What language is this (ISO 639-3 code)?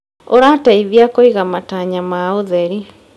kik